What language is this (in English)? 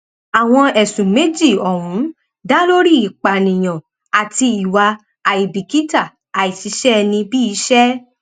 Yoruba